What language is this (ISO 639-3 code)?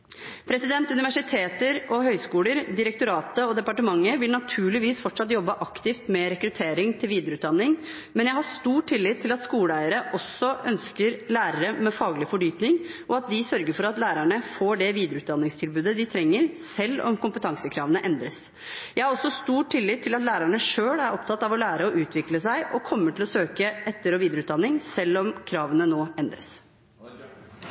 nob